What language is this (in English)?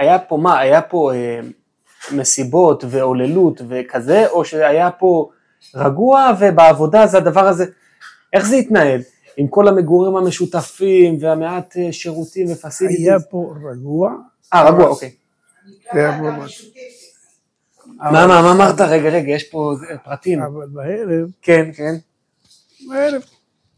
Hebrew